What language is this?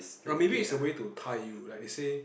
English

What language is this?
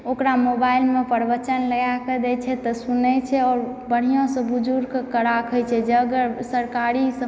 Maithili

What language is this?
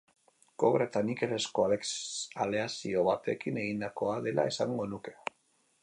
Basque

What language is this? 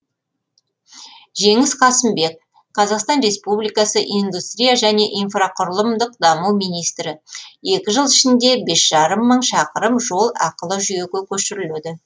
Kazakh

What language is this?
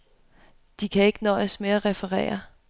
Danish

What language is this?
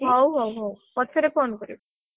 Odia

